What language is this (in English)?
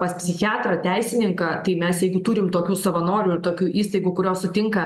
Lithuanian